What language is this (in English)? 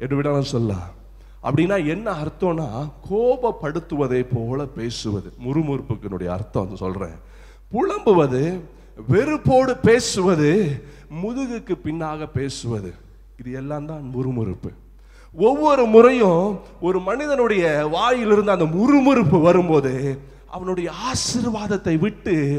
Tamil